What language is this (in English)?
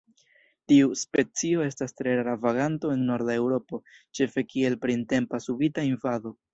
Esperanto